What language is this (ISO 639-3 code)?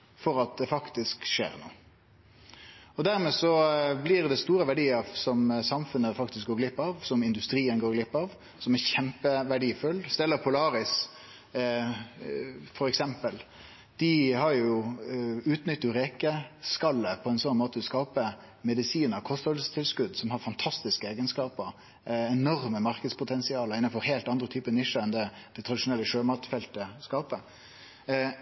nno